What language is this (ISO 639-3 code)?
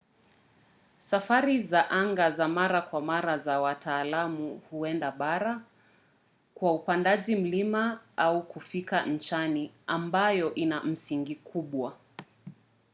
swa